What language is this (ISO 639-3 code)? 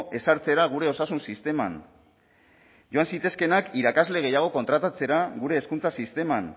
eus